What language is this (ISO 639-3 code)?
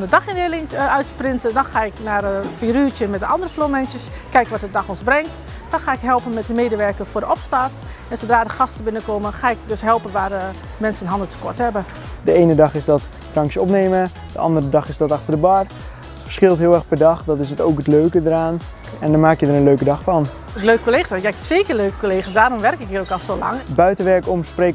nld